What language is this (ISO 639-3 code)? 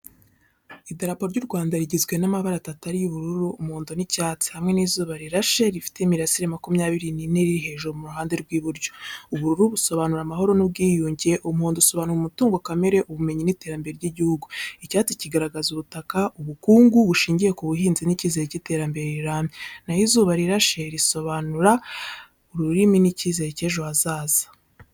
kin